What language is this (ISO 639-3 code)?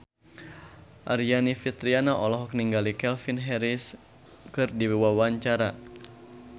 sun